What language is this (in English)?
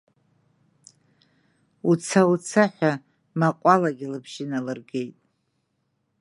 Abkhazian